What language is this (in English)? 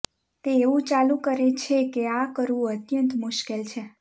Gujarati